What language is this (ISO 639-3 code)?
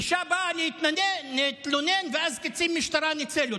heb